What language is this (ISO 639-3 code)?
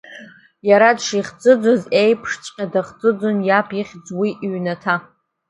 abk